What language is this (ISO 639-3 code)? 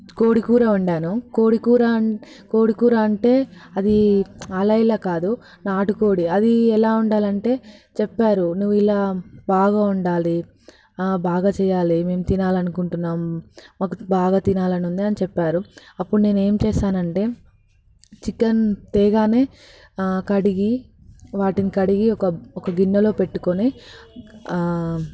tel